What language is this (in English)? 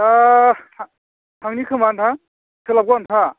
Bodo